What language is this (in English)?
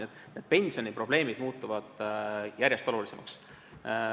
Estonian